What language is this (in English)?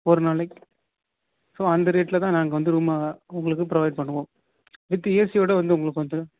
Tamil